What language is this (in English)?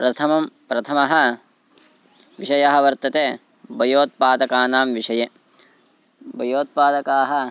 Sanskrit